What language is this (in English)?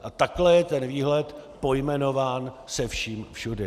Czech